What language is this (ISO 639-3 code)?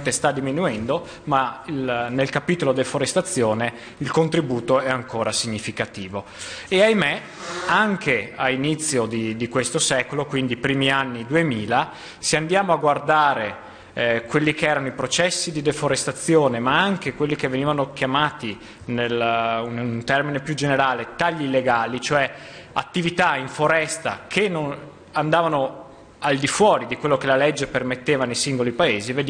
ita